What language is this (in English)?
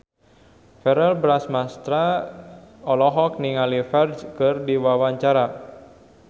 Sundanese